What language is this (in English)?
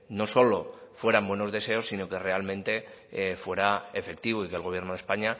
Spanish